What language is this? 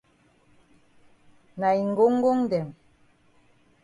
Cameroon Pidgin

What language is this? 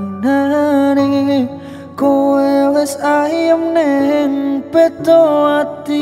Indonesian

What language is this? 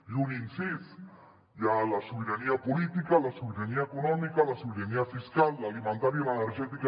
Catalan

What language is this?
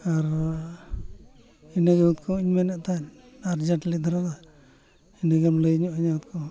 Santali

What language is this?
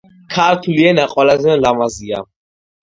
Georgian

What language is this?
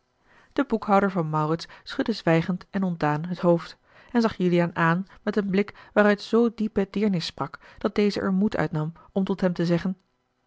Dutch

